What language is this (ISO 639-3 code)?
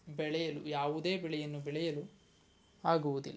kan